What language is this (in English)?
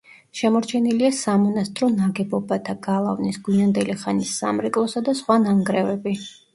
Georgian